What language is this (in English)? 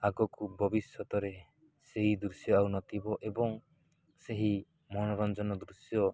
Odia